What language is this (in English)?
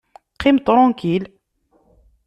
Kabyle